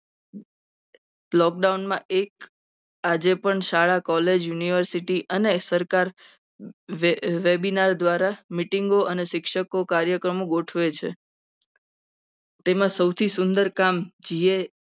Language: Gujarati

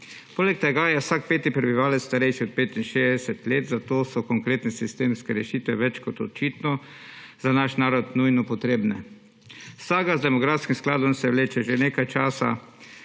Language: Slovenian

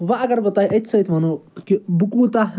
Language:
Kashmiri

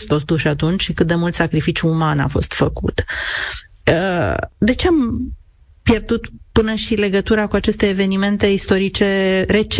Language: Romanian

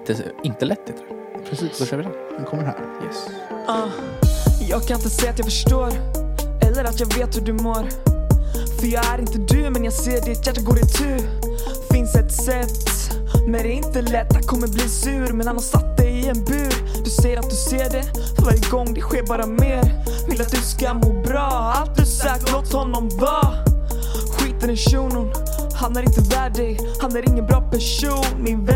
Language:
Swedish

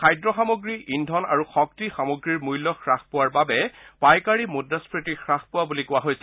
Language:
Assamese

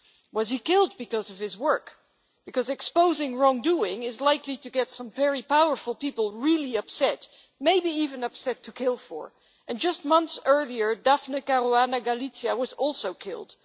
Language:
English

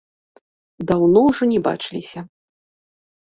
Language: Belarusian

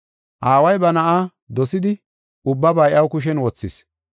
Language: Gofa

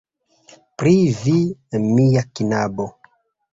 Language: Esperanto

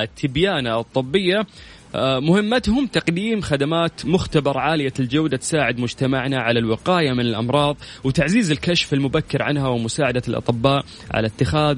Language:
Arabic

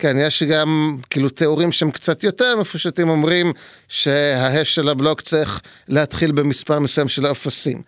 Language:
Hebrew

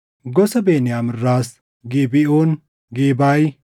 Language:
Oromo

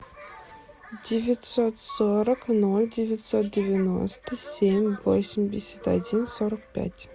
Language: Russian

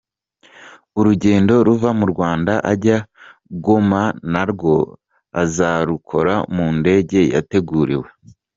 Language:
Kinyarwanda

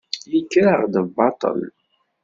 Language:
Kabyle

